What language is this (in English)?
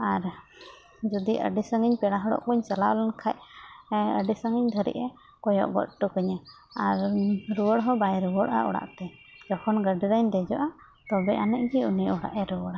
Santali